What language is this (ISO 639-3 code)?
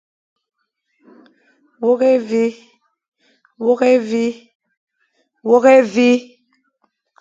fan